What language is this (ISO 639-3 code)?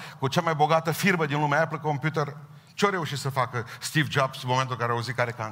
ron